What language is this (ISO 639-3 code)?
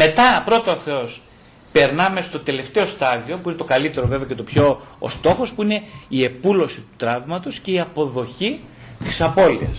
ell